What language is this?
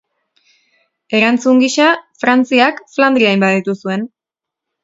Basque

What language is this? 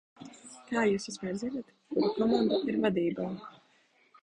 Latvian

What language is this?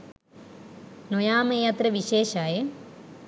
Sinhala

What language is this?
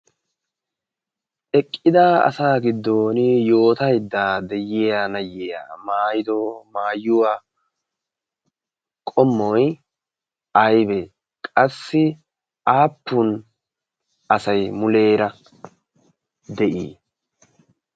Wolaytta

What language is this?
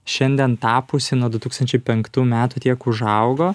Lithuanian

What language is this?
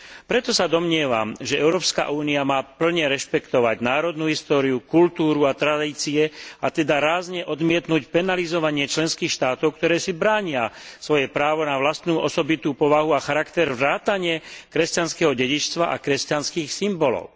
Slovak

